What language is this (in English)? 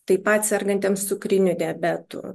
Lithuanian